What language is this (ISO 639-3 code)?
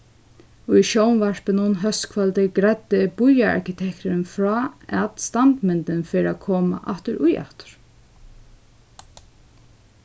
fao